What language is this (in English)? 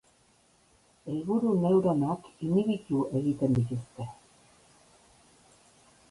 Basque